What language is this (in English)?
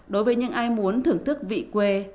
Vietnamese